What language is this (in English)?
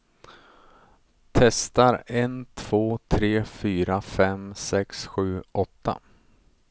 Swedish